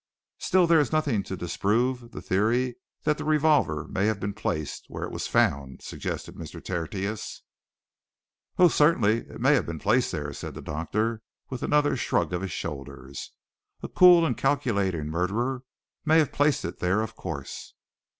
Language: English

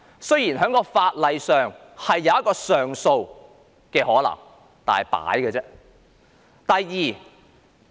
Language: Cantonese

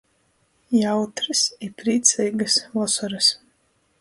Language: Latgalian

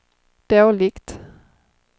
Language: Swedish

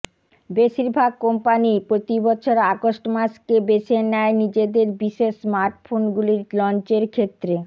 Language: Bangla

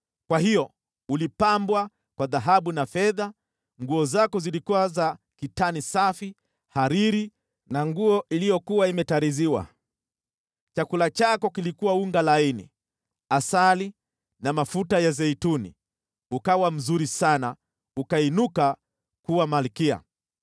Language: Swahili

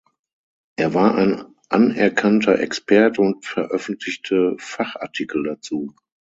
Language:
German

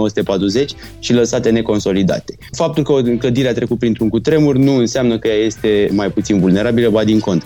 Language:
Romanian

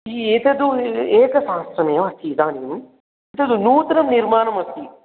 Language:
Sanskrit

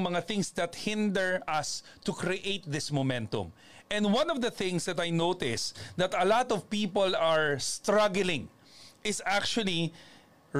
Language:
Filipino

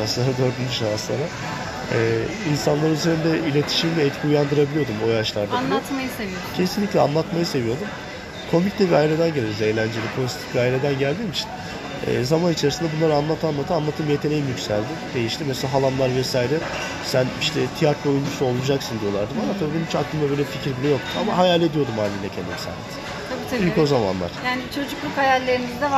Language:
Turkish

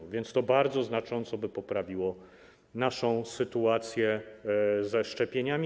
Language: Polish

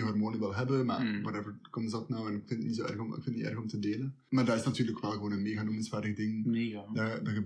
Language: Dutch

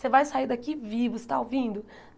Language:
Portuguese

